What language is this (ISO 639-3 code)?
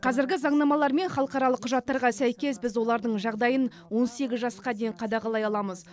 kaz